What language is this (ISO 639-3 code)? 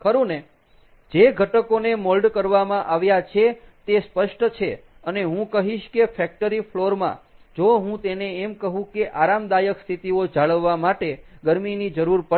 guj